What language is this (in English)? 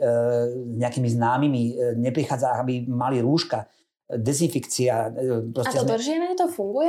Slovak